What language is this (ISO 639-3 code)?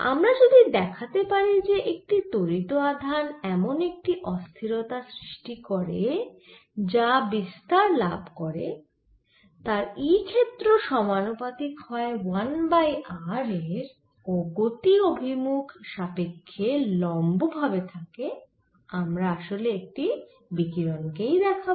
ben